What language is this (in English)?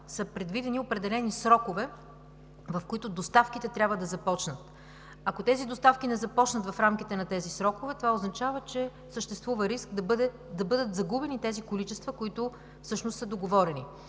Bulgarian